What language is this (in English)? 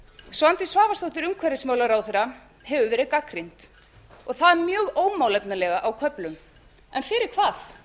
Icelandic